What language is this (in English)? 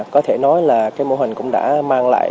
Vietnamese